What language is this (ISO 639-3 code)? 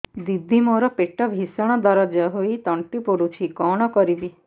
ori